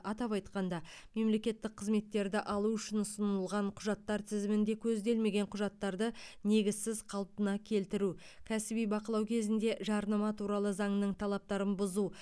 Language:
Kazakh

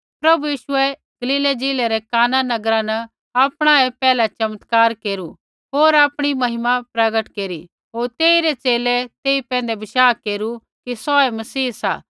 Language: Kullu Pahari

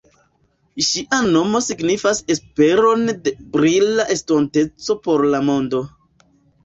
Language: Esperanto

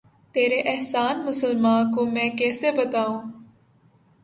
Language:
Urdu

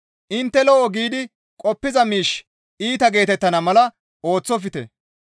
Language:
Gamo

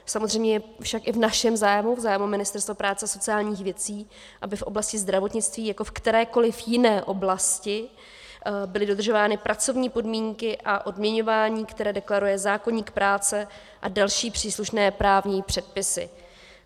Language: Czech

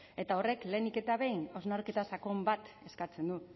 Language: Basque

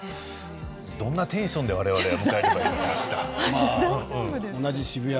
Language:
Japanese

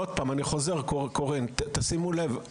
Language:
Hebrew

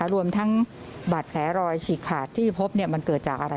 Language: Thai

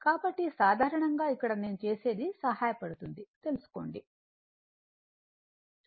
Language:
Telugu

